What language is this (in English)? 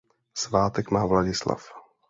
Czech